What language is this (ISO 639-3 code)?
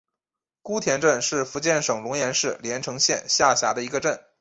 zho